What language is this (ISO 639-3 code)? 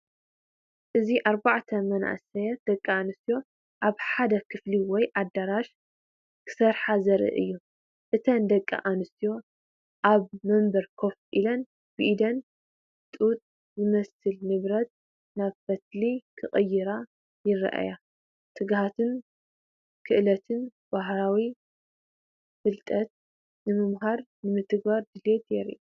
tir